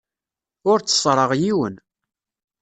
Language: Kabyle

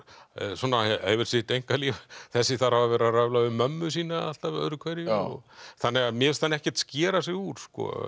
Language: Icelandic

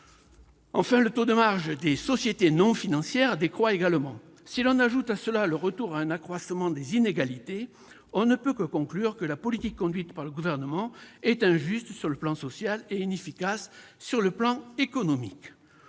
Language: French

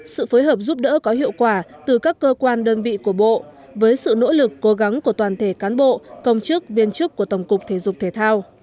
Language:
Vietnamese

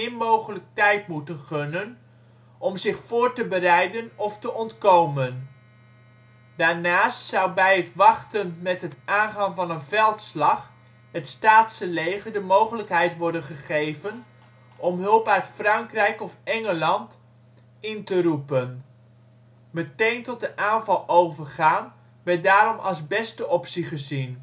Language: Dutch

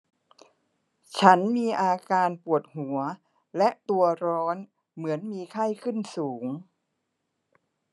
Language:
Thai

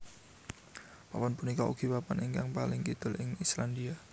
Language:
Javanese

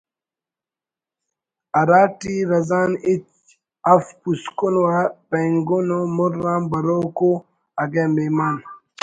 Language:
Brahui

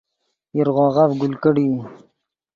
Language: Yidgha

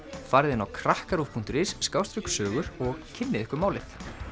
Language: Icelandic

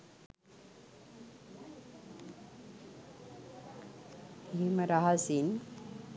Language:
Sinhala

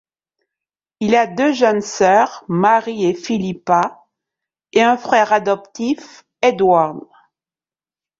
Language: French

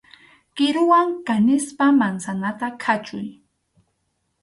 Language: Arequipa-La Unión Quechua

